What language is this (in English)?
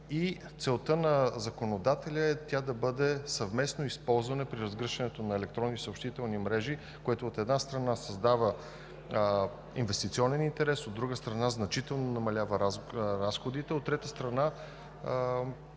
Bulgarian